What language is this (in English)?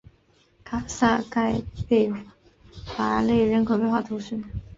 Chinese